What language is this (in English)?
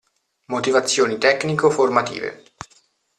Italian